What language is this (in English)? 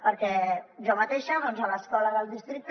Catalan